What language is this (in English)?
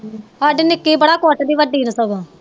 Punjabi